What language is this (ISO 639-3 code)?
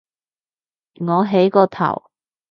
yue